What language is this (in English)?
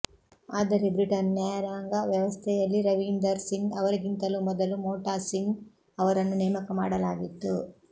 Kannada